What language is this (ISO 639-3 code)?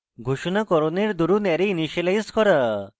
ben